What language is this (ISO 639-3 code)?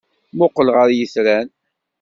kab